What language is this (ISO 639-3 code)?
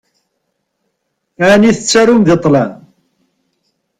kab